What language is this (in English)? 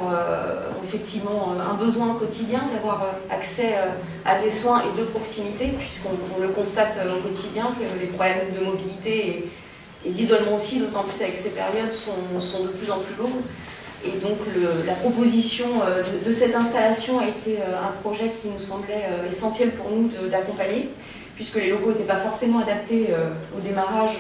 French